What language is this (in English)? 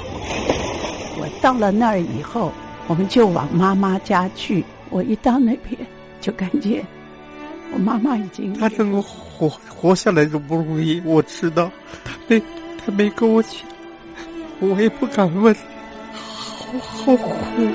Chinese